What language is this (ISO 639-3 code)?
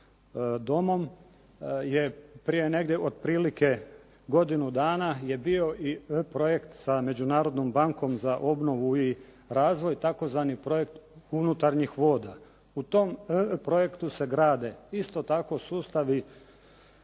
hrv